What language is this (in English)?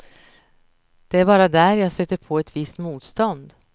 Swedish